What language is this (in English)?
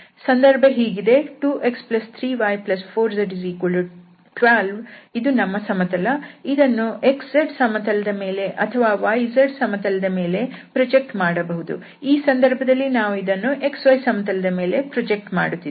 Kannada